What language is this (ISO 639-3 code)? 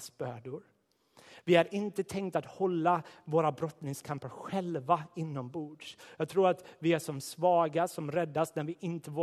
swe